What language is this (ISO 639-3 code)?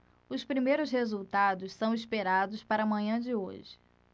por